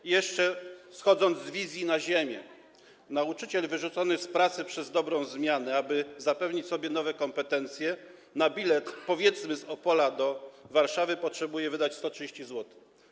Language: Polish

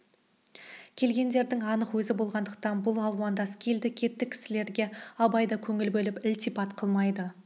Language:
Kazakh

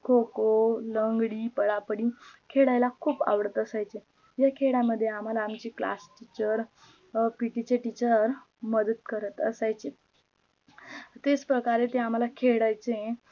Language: Marathi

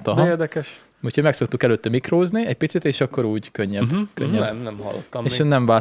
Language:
Hungarian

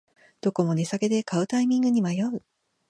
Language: Japanese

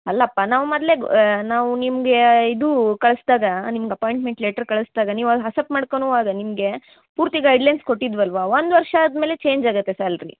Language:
Kannada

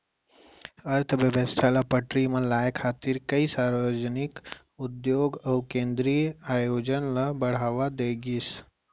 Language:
Chhattisgarhi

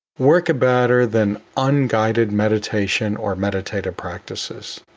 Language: English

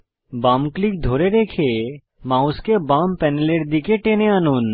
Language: Bangla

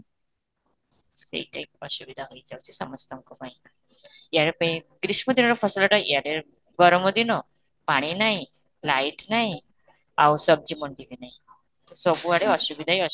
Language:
Odia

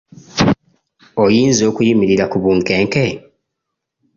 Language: Ganda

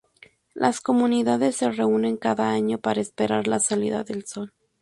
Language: Spanish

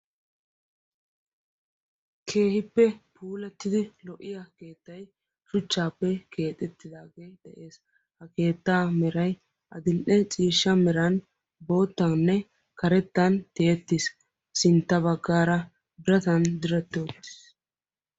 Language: Wolaytta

